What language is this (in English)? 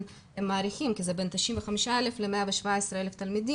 Hebrew